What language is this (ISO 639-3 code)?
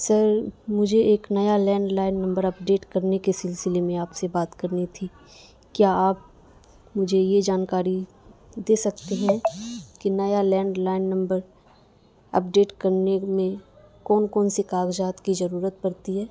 urd